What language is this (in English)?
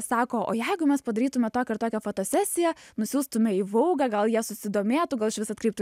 Lithuanian